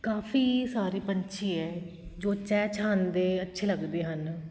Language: Punjabi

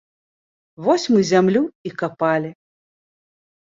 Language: Belarusian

